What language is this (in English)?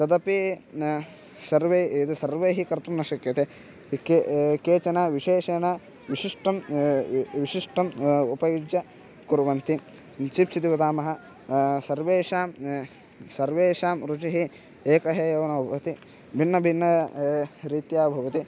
Sanskrit